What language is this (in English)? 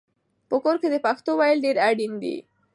Pashto